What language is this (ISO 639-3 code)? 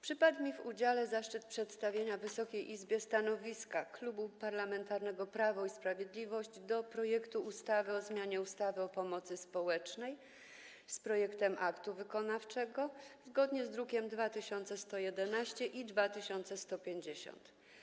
pol